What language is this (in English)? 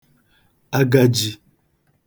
Igbo